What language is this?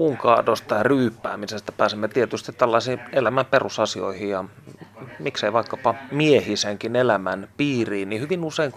Finnish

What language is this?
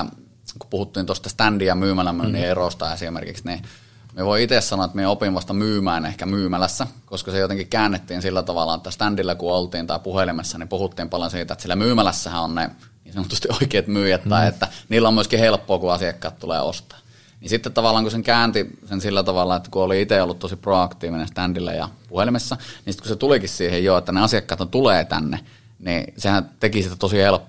Finnish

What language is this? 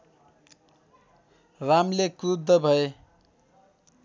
Nepali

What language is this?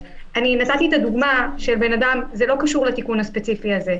Hebrew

